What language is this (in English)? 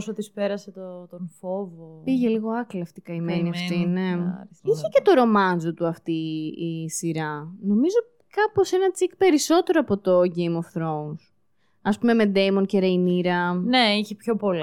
Greek